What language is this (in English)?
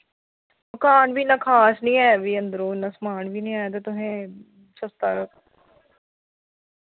Dogri